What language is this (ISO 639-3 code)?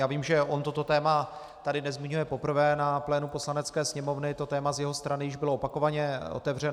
ces